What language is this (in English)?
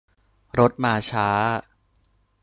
Thai